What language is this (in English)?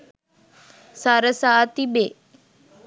Sinhala